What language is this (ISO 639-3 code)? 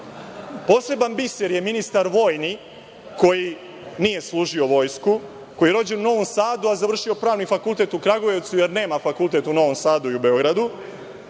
srp